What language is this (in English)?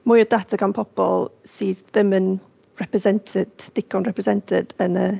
Welsh